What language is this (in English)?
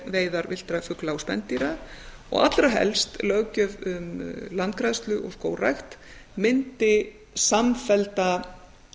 Icelandic